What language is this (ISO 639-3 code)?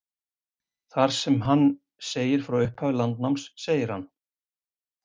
isl